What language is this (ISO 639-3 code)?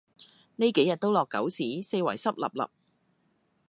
yue